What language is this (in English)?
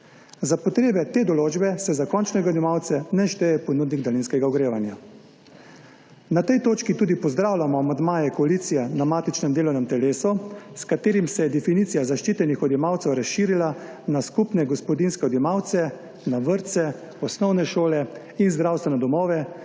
Slovenian